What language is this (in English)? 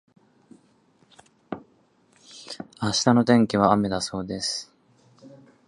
Japanese